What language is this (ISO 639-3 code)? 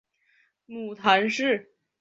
zho